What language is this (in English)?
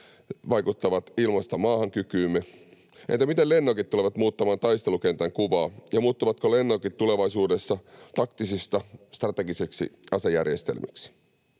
Finnish